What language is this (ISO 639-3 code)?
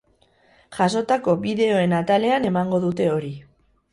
eus